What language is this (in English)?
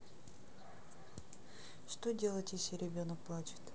Russian